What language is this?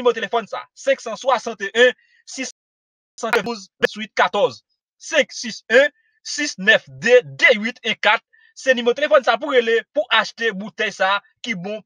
French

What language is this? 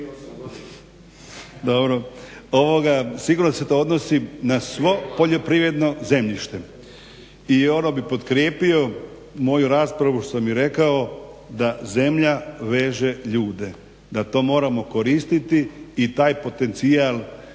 Croatian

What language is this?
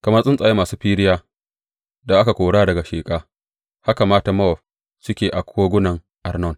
Hausa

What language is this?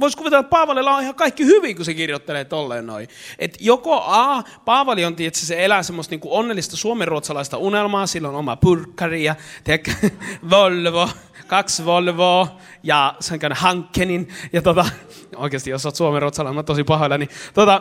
Finnish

